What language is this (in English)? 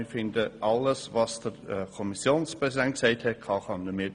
Swiss German